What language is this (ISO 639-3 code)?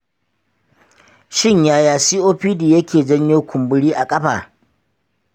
hau